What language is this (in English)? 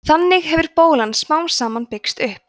Icelandic